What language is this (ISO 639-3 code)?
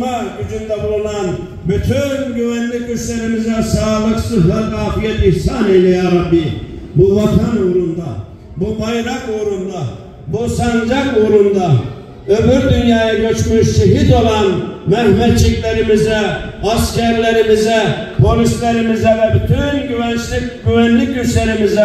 tur